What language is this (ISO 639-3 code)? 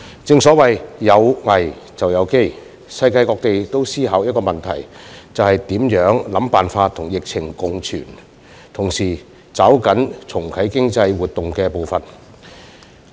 yue